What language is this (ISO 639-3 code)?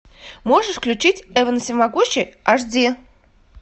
rus